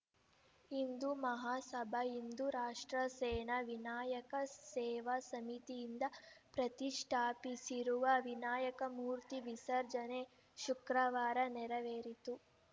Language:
Kannada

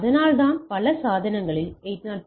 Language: Tamil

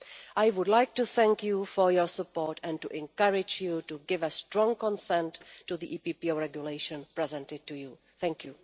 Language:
English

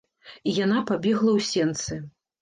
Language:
Belarusian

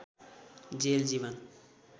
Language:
Nepali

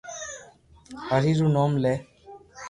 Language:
Loarki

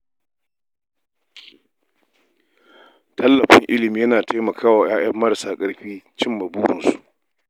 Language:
Hausa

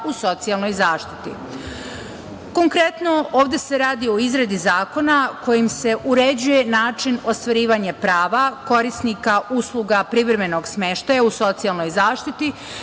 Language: Serbian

